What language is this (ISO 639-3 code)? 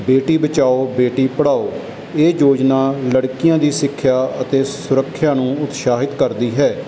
pan